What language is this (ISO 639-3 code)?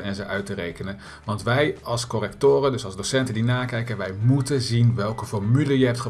nld